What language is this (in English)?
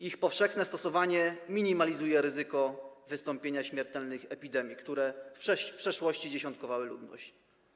Polish